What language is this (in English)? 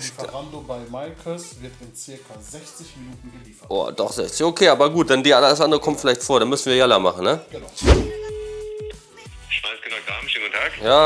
German